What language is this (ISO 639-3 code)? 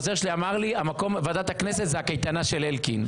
heb